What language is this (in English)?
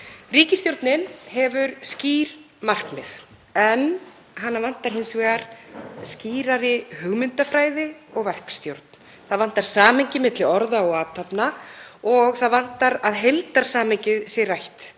Icelandic